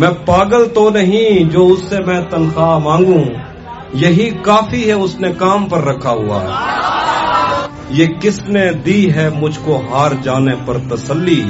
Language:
Punjabi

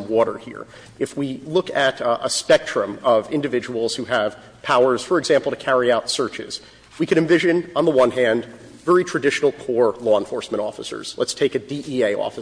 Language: English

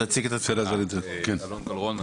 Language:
Hebrew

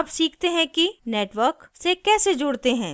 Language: Hindi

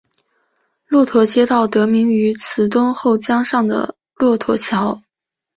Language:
Chinese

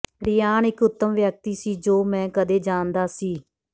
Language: Punjabi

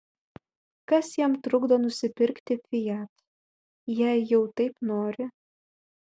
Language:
Lithuanian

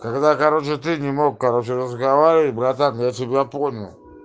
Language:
Russian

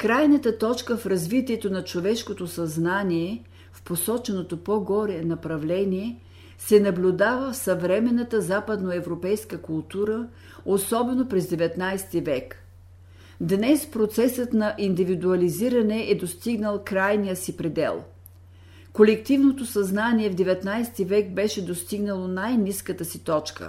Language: Bulgarian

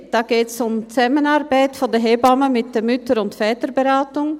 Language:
Swiss German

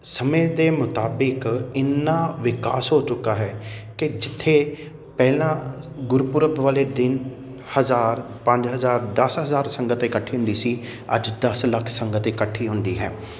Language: Punjabi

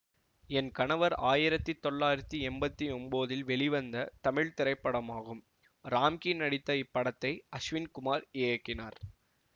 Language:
Tamil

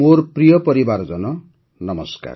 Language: Odia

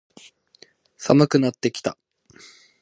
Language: Japanese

